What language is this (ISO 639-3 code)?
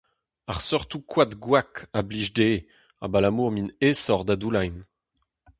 bre